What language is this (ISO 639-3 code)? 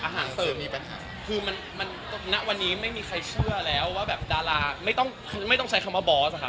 tha